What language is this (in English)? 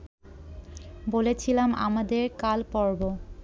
Bangla